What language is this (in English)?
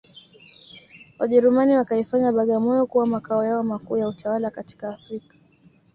Swahili